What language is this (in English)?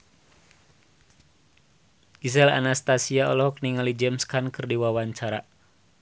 Sundanese